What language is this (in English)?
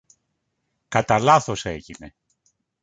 Greek